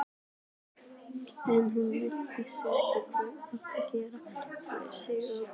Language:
Icelandic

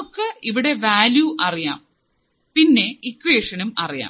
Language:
Malayalam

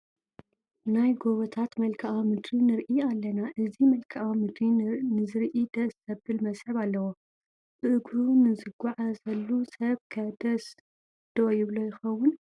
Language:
Tigrinya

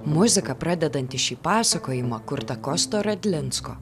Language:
Lithuanian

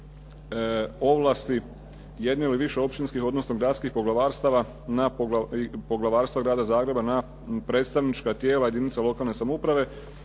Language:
Croatian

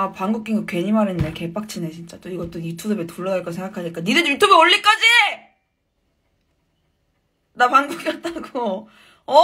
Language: Korean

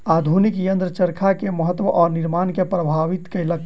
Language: Maithili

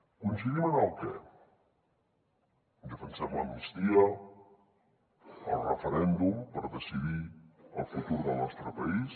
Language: Catalan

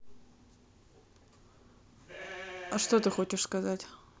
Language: Russian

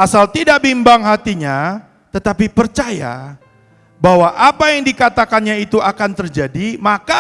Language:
Indonesian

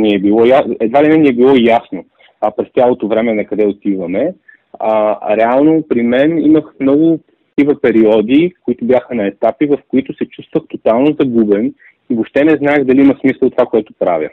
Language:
Bulgarian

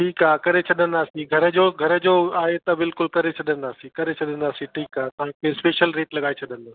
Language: Sindhi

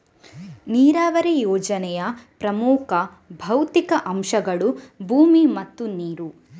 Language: Kannada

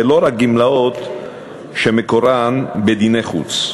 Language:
Hebrew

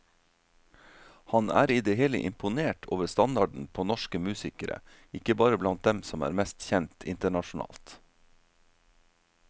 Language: Norwegian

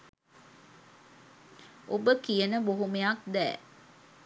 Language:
Sinhala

